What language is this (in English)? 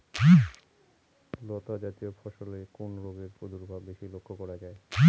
Bangla